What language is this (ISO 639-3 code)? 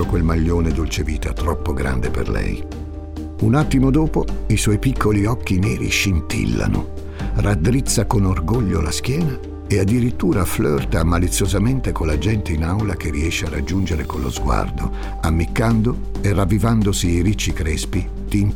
ita